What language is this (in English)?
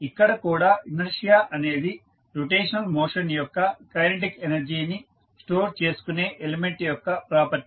Telugu